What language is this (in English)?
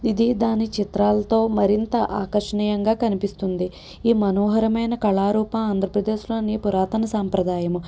Telugu